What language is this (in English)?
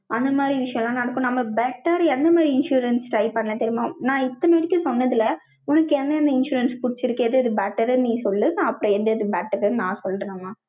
Tamil